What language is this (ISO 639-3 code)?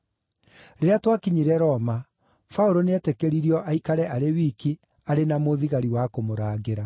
kik